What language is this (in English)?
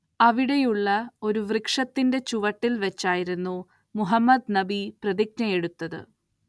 Malayalam